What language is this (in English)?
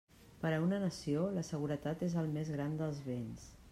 Catalan